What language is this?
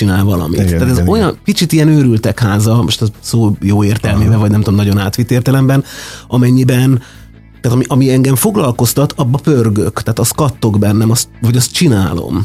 Hungarian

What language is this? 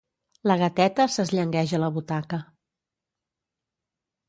Catalan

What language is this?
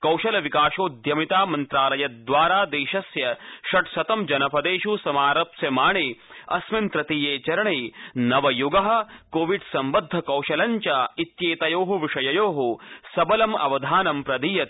Sanskrit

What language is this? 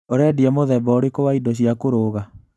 Kikuyu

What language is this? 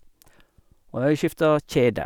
Norwegian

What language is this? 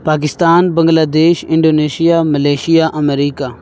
Urdu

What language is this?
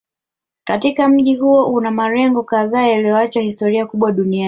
Swahili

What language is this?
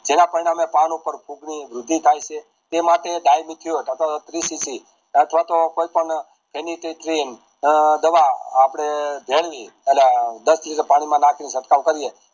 Gujarati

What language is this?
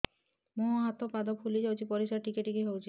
Odia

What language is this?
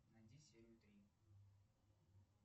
Russian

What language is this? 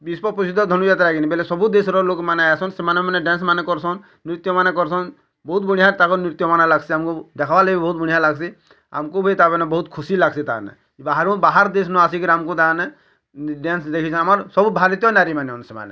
Odia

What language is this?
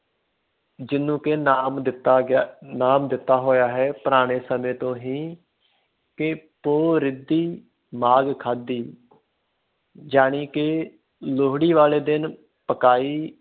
Punjabi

